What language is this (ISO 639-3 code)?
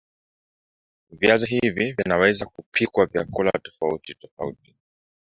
swa